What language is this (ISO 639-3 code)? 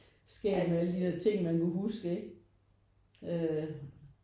dan